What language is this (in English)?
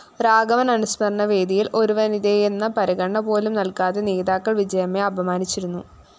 Malayalam